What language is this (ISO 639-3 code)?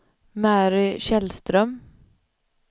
swe